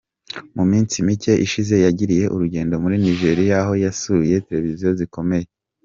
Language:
Kinyarwanda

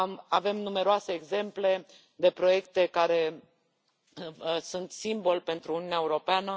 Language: Romanian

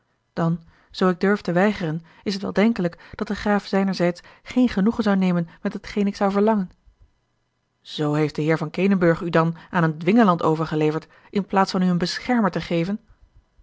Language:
Dutch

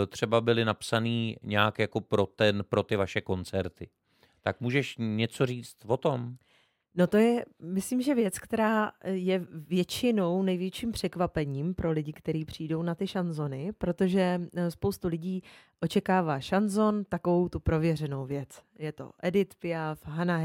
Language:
Czech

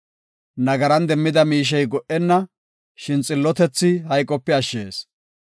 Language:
Gofa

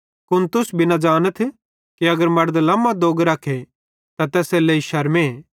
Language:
Bhadrawahi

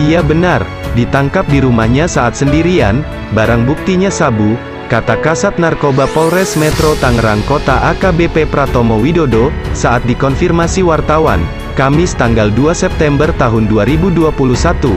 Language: Indonesian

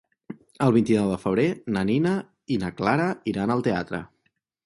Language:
Catalan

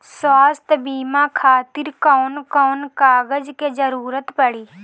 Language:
Bhojpuri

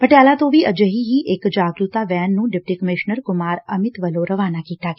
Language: Punjabi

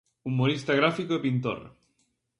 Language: Galician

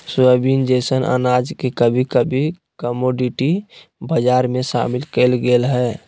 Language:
Magahi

